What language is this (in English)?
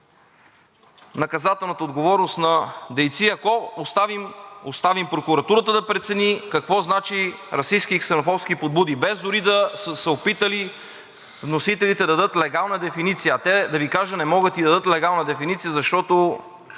Bulgarian